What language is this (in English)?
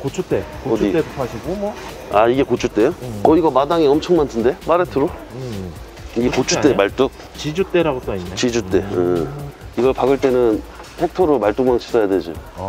Korean